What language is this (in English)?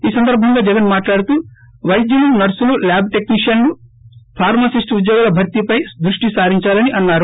Telugu